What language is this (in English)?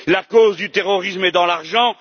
French